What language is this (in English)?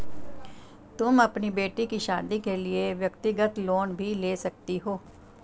Hindi